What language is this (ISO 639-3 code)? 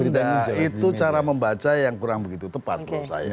ind